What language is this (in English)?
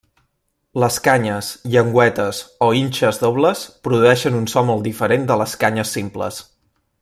Catalan